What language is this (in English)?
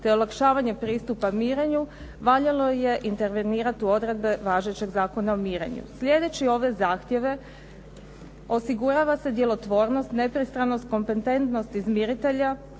Croatian